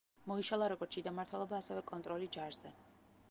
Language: Georgian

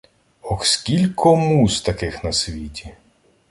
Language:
Ukrainian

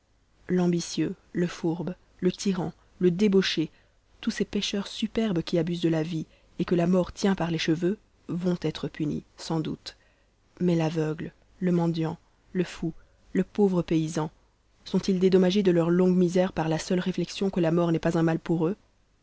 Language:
French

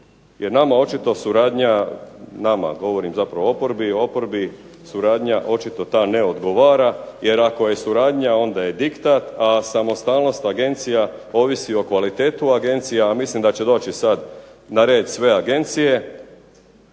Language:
Croatian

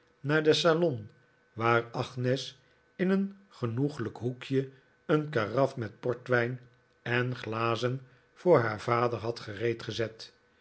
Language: Dutch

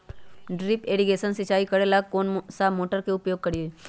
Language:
Magahi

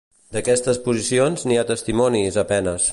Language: Catalan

